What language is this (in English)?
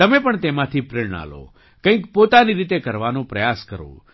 Gujarati